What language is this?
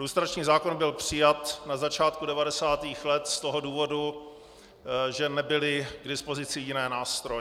Czech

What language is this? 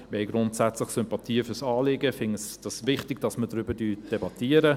Swiss German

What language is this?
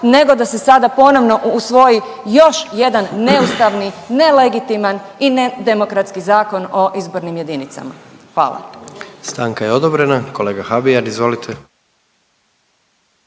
Croatian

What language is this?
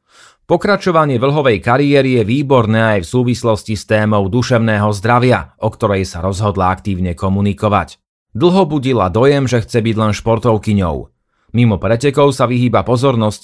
Slovak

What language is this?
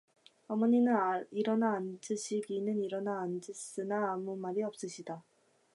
Korean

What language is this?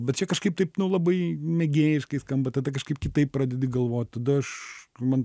Lithuanian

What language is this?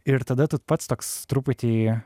Lithuanian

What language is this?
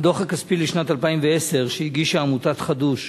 Hebrew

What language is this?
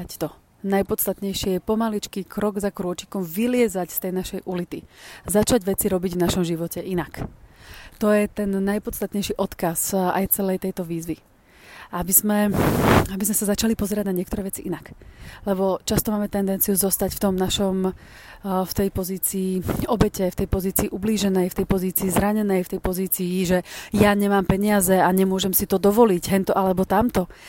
Slovak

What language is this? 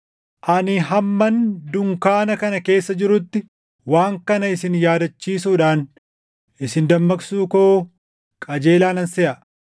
Oromo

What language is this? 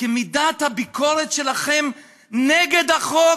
Hebrew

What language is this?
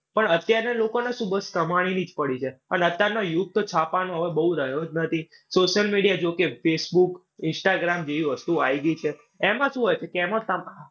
Gujarati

